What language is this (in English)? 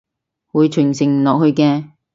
Cantonese